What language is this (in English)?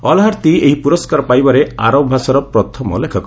Odia